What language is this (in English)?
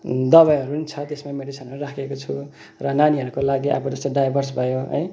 Nepali